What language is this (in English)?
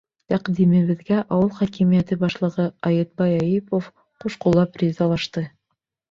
Bashkir